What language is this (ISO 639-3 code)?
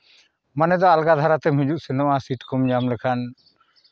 sat